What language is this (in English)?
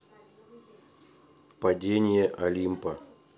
Russian